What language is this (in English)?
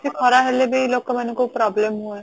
Odia